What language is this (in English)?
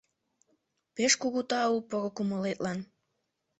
Mari